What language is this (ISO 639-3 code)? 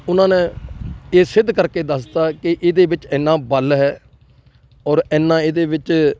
pan